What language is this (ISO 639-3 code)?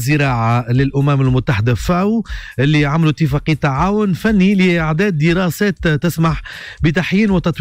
ara